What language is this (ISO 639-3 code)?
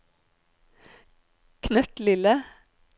nor